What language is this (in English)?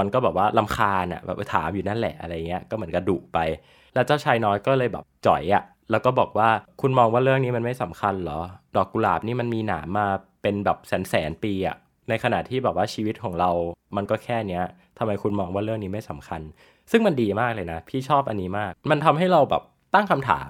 Thai